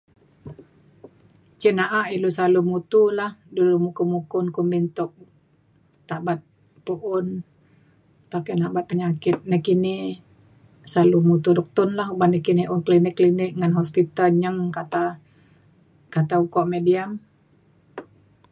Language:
Mainstream Kenyah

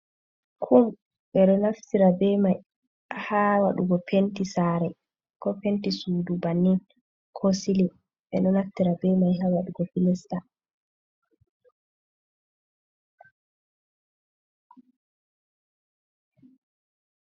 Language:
Fula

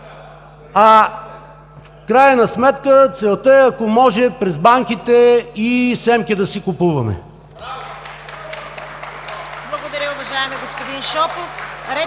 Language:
Bulgarian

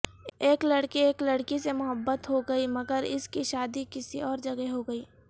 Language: Urdu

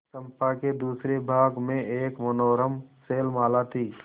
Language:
Hindi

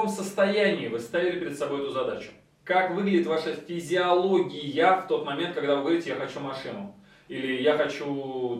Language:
Russian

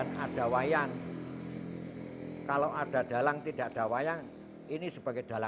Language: Indonesian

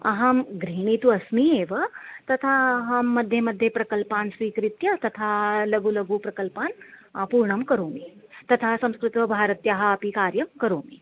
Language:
Sanskrit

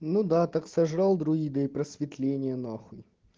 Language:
Russian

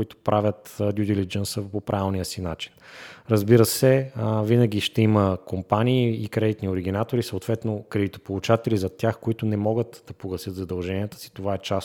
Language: Bulgarian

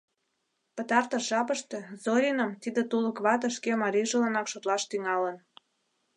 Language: Mari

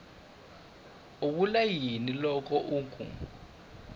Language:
Tsonga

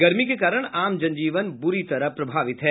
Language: Hindi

